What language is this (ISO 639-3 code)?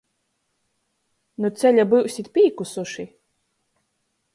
ltg